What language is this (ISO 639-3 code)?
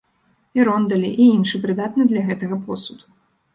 bel